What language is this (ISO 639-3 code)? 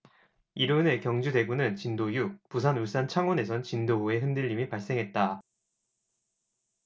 kor